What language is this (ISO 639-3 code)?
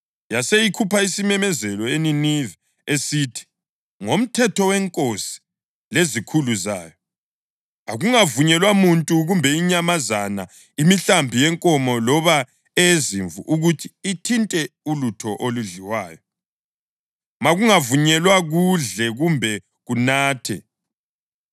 nde